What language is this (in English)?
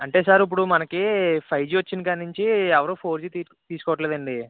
Telugu